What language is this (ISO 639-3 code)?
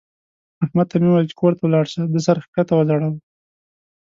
pus